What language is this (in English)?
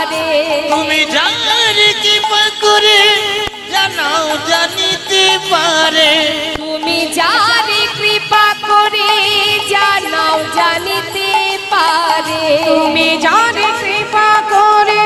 Hindi